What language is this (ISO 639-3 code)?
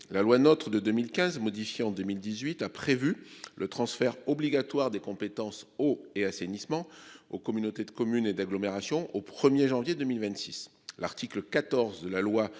fra